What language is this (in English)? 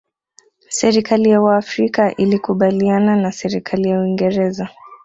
Swahili